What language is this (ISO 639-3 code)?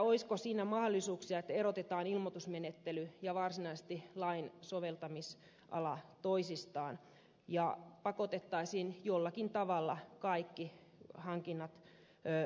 fin